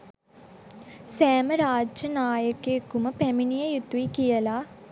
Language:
Sinhala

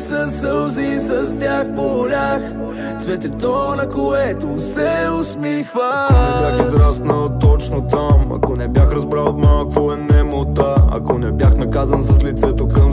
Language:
Bulgarian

